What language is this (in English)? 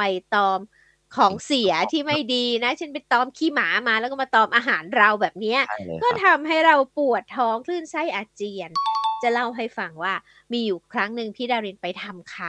Thai